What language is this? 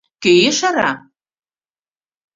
Mari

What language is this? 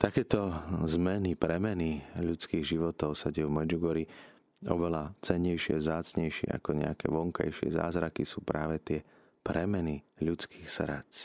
Slovak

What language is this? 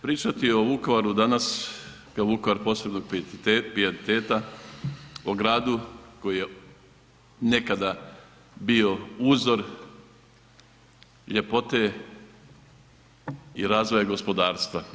Croatian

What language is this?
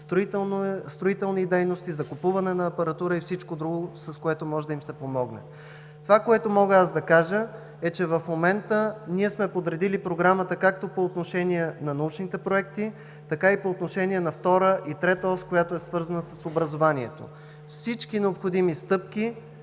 Bulgarian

